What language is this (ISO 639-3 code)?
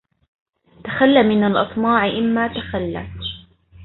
ara